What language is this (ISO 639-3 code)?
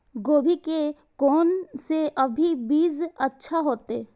mai